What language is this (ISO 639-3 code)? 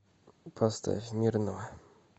rus